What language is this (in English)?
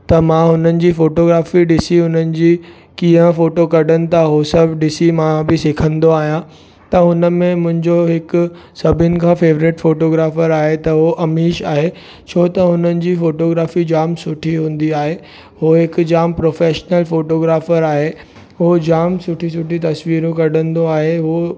Sindhi